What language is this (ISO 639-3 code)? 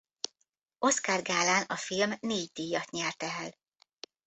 hun